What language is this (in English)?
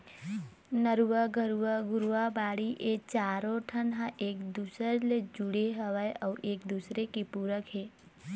Chhattisgarhi